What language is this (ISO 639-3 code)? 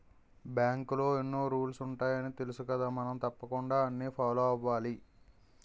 tel